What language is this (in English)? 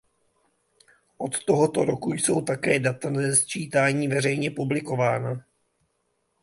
Czech